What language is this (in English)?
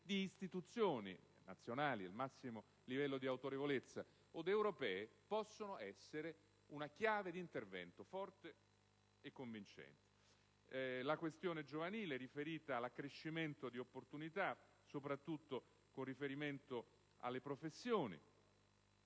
Italian